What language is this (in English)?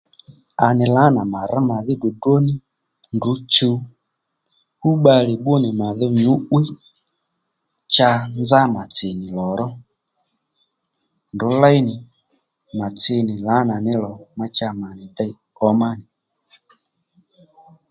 Lendu